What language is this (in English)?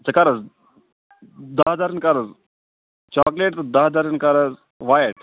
Kashmiri